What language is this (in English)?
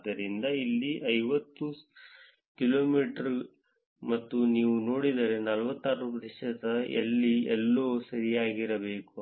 Kannada